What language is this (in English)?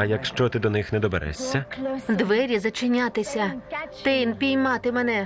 Ukrainian